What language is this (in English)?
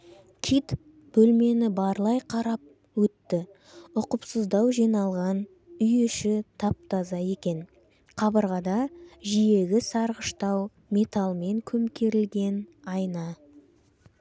Kazakh